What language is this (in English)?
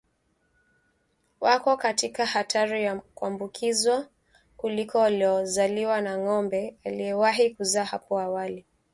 Swahili